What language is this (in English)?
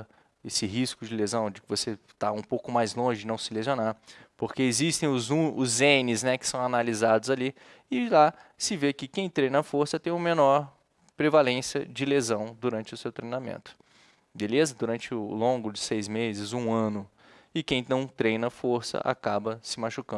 Portuguese